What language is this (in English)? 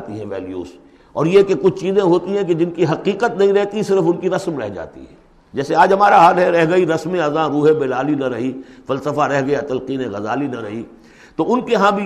Urdu